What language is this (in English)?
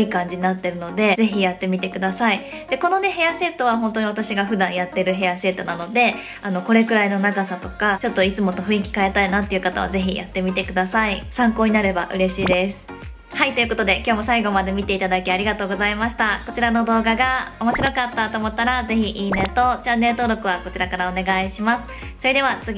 Japanese